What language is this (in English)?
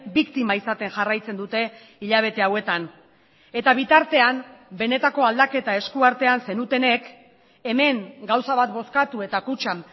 Basque